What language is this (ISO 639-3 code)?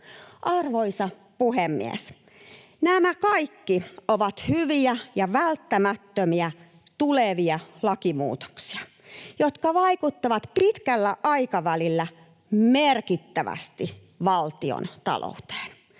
fin